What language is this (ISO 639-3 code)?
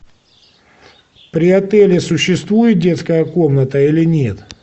rus